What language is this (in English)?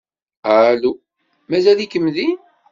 Kabyle